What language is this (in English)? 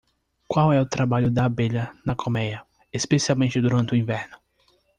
Portuguese